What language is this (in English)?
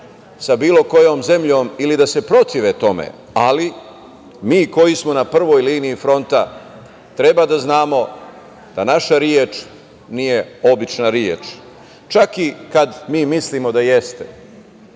Serbian